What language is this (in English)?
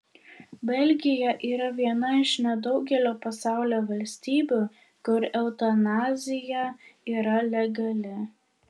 Lithuanian